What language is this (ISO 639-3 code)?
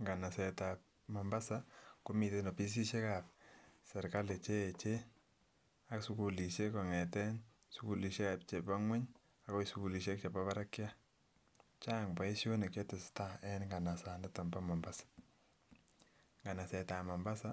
kln